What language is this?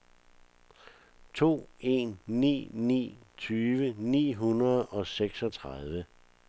Danish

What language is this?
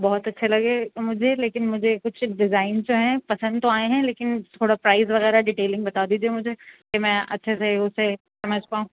Urdu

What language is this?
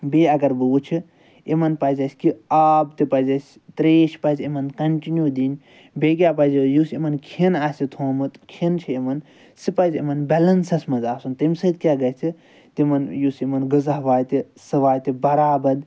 Kashmiri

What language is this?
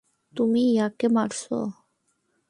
Bangla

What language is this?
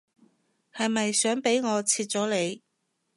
Cantonese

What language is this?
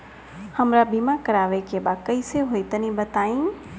Bhojpuri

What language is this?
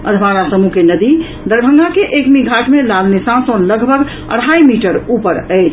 Maithili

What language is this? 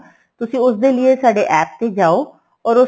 Punjabi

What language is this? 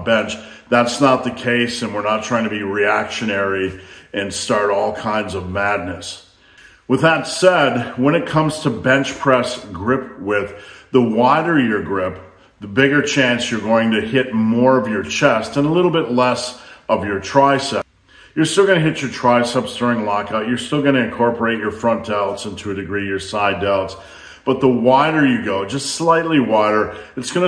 English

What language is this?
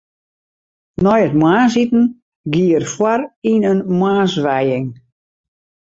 Western Frisian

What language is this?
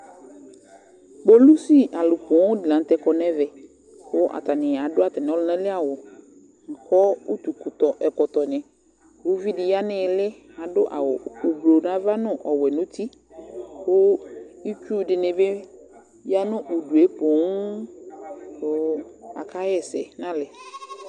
Ikposo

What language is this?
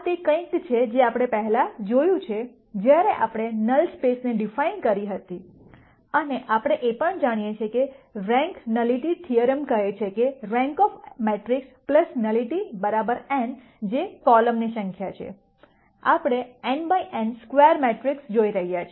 Gujarati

